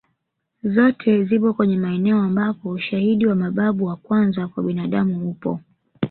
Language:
Swahili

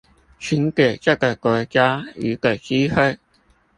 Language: Chinese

